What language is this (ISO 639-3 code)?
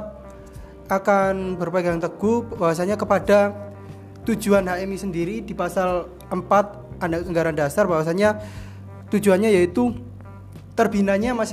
ind